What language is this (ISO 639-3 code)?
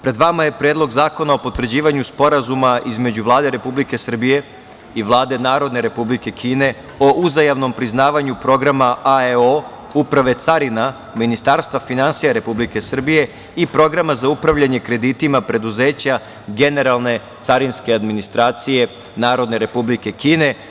srp